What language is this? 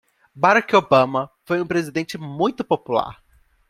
Portuguese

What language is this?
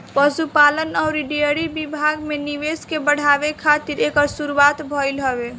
Bhojpuri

